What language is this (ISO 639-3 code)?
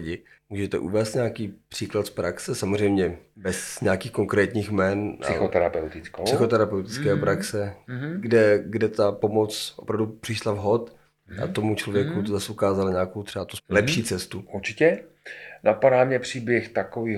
ces